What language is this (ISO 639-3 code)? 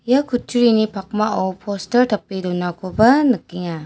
grt